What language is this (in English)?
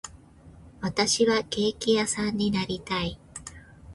Japanese